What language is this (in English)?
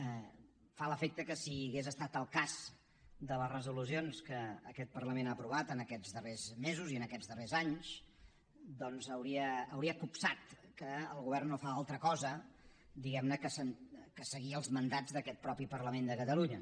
Catalan